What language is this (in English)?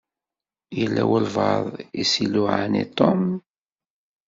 Kabyle